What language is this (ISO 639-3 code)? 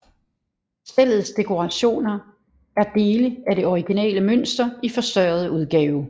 dan